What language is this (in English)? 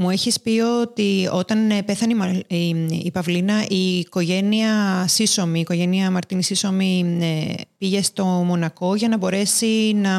Greek